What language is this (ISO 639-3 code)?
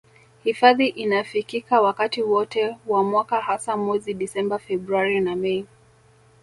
swa